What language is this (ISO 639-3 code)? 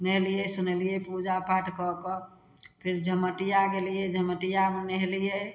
mai